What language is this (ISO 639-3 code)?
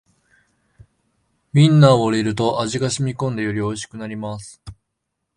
jpn